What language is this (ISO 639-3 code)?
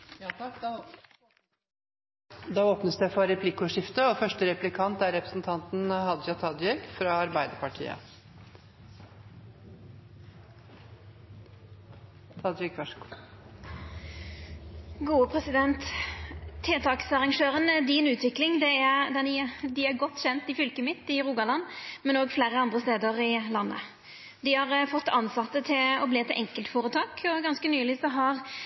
nor